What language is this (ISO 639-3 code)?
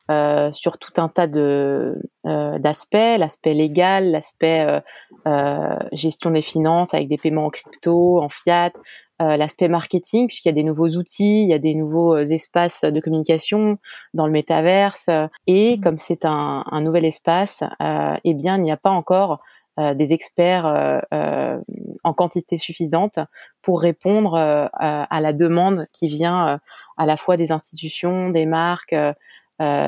fra